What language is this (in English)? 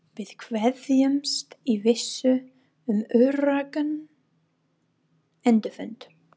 Icelandic